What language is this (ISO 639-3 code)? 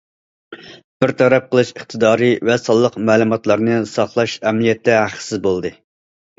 uig